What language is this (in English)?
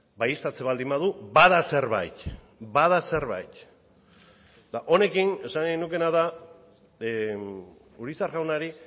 Basque